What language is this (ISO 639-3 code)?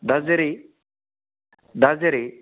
brx